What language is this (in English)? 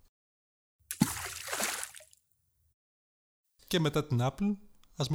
Greek